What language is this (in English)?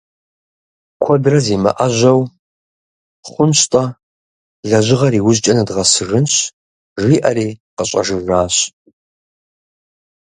Kabardian